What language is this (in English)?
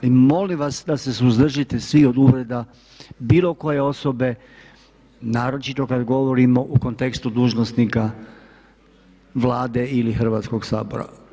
Croatian